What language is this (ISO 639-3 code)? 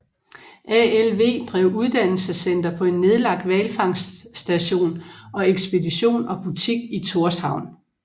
dan